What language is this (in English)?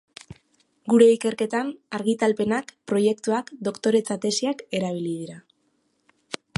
Basque